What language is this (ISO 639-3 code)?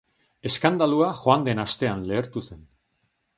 eus